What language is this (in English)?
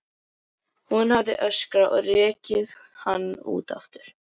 Icelandic